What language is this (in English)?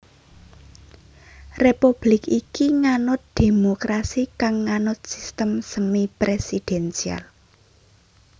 Javanese